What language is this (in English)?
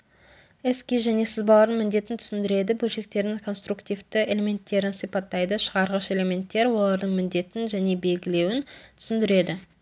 Kazakh